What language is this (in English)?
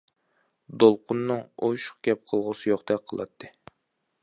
Uyghur